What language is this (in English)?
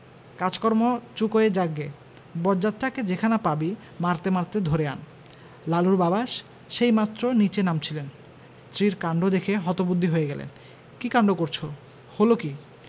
Bangla